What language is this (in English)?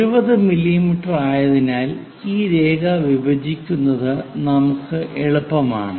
Malayalam